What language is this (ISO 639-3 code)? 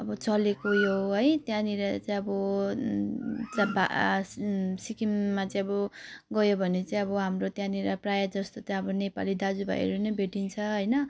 nep